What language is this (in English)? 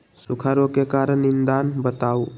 Magahi